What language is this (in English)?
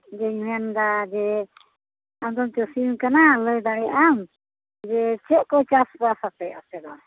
Santali